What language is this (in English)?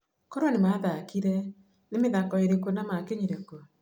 Kikuyu